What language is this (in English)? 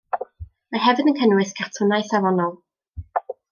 Welsh